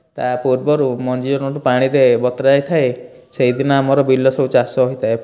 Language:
Odia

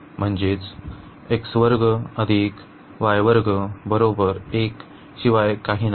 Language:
Marathi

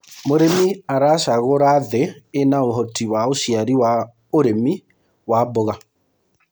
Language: Kikuyu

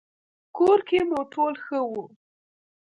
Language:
Pashto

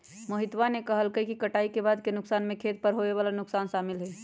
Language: Magahi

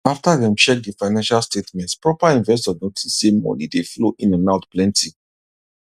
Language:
Nigerian Pidgin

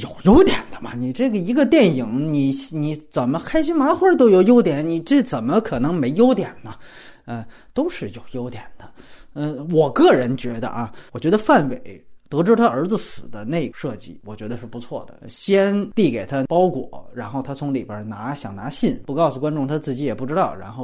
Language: Chinese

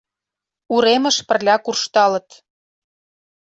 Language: Mari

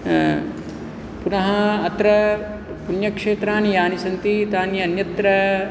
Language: Sanskrit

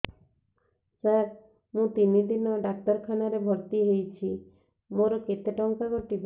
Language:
Odia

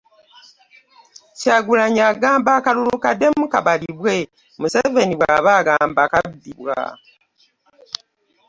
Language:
Ganda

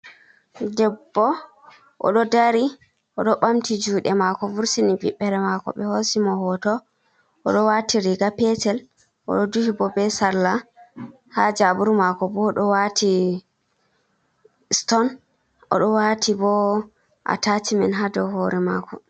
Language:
Fula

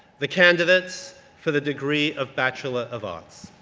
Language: English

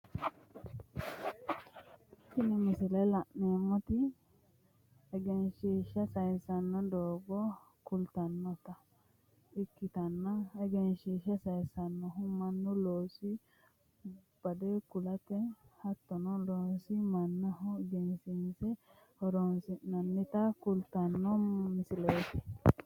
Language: Sidamo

